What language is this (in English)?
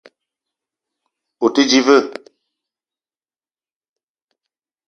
Eton (Cameroon)